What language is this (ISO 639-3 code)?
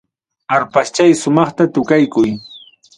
quy